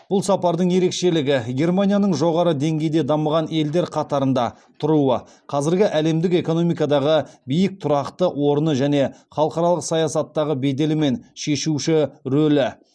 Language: Kazakh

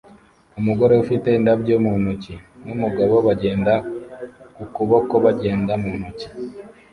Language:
Kinyarwanda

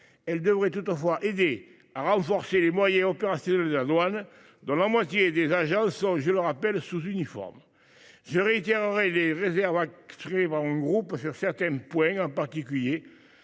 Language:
French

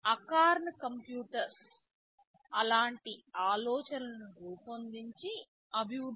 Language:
Telugu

